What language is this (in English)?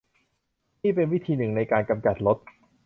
Thai